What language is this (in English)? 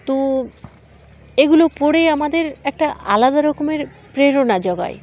Bangla